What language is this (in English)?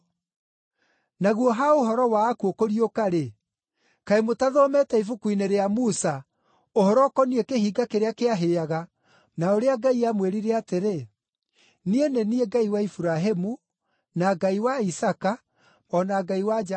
Kikuyu